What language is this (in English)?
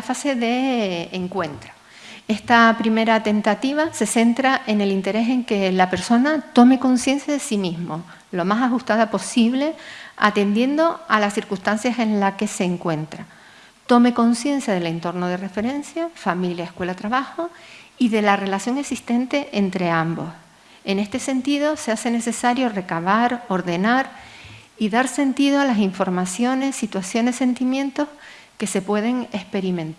Spanish